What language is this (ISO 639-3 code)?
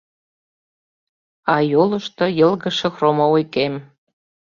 chm